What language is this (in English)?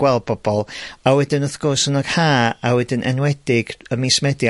Welsh